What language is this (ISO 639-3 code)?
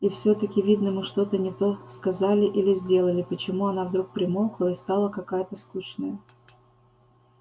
rus